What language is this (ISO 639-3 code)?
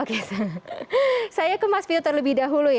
ind